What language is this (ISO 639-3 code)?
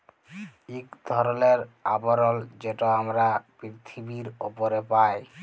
ben